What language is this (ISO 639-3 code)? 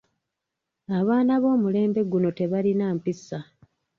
lug